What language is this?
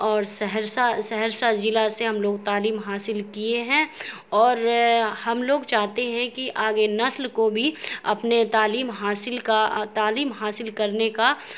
Urdu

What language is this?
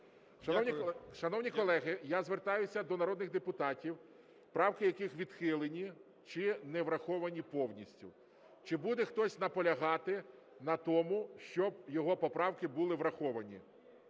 Ukrainian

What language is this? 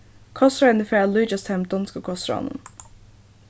Faroese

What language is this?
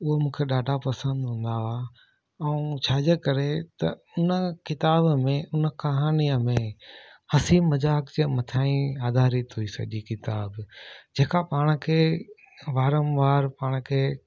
Sindhi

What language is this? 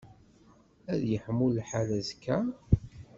Kabyle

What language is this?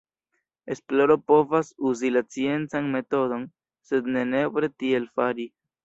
Esperanto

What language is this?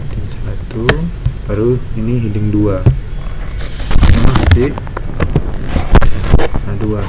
Indonesian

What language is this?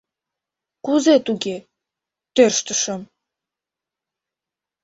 Mari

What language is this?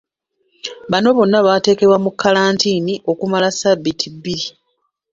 Ganda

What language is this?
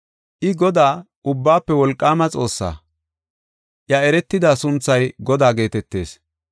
Gofa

